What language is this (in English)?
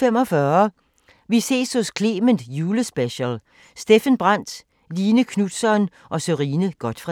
Danish